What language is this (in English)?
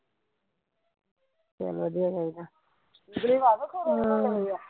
Punjabi